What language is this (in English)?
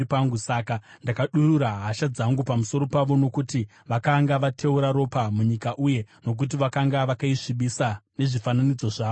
Shona